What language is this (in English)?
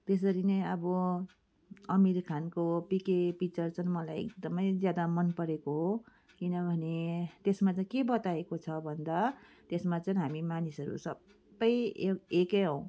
Nepali